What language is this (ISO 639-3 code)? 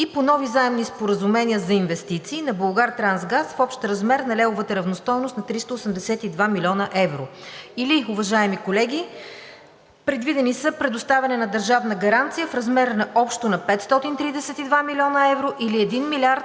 bul